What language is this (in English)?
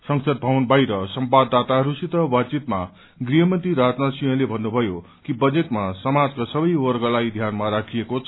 Nepali